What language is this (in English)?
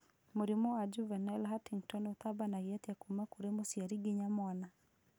Kikuyu